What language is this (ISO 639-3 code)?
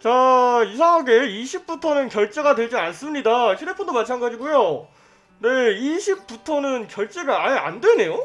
kor